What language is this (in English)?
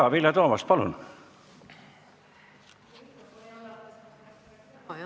Estonian